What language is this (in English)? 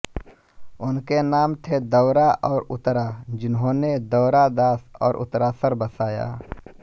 Hindi